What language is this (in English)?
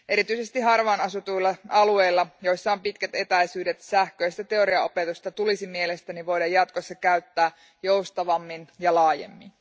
Finnish